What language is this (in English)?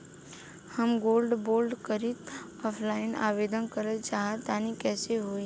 Bhojpuri